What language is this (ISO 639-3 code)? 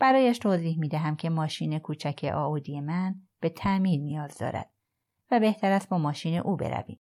fas